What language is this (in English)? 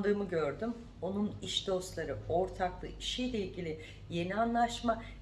Turkish